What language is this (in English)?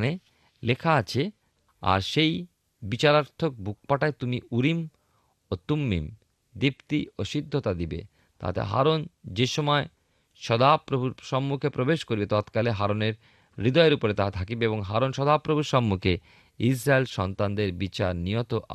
Bangla